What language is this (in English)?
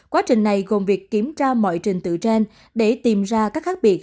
Vietnamese